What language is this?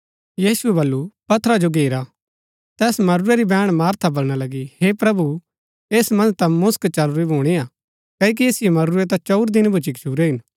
Gaddi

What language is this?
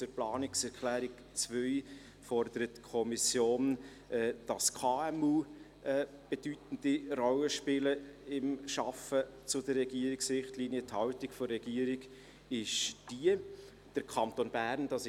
Swiss German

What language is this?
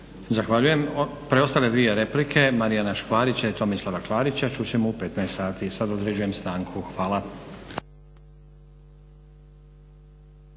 Croatian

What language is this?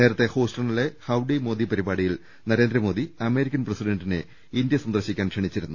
Malayalam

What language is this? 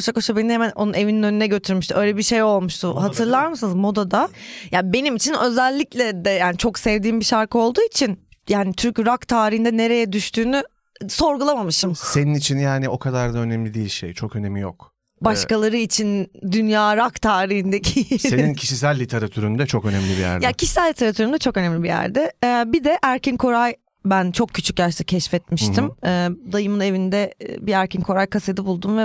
Turkish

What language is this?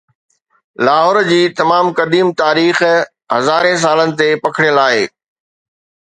Sindhi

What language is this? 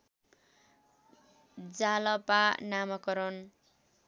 Nepali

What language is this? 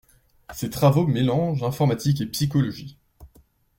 French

